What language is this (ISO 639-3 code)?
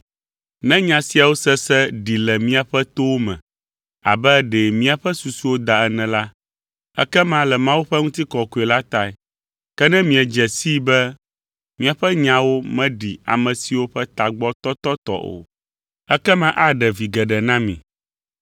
ewe